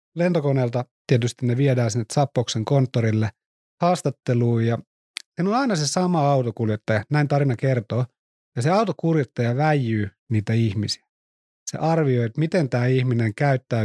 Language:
Finnish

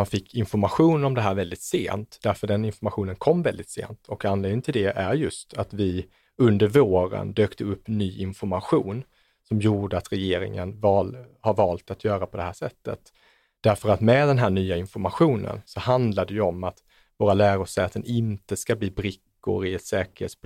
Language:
Swedish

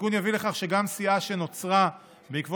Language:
Hebrew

